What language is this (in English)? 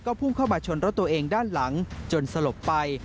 Thai